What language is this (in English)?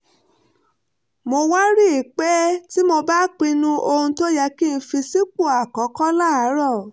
Yoruba